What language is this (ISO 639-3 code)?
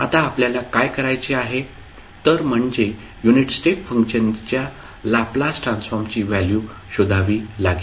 mar